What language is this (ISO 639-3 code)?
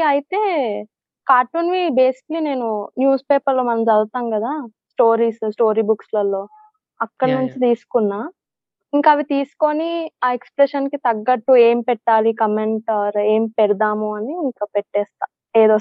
tel